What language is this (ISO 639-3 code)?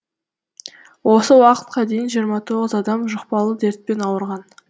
kaz